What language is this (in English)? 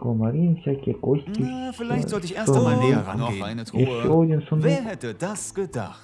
Russian